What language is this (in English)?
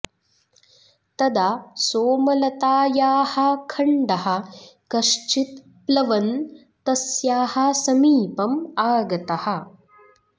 Sanskrit